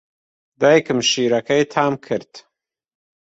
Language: Central Kurdish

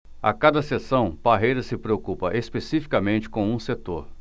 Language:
Portuguese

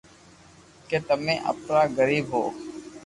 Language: Loarki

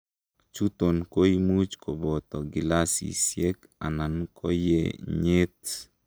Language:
Kalenjin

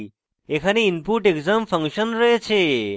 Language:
Bangla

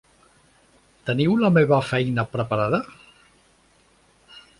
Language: Catalan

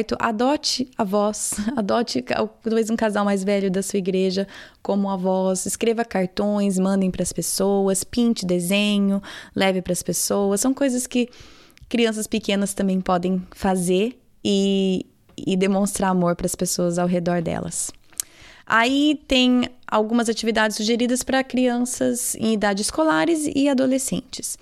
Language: Portuguese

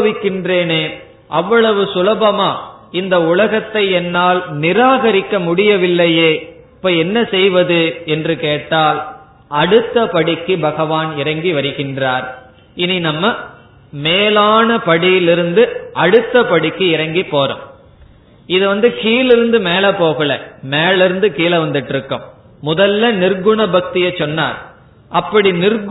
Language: Tamil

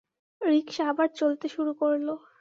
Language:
Bangla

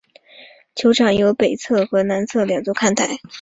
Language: Chinese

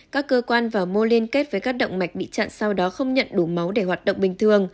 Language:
Vietnamese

